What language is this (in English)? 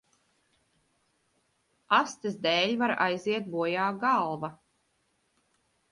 Latvian